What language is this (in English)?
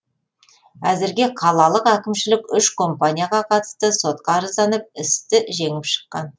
Kazakh